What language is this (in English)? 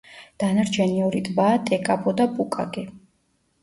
Georgian